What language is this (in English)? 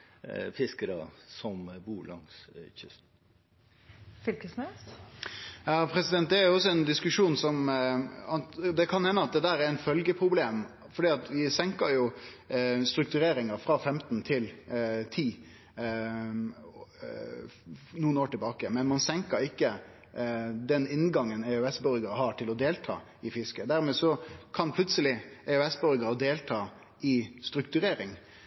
Norwegian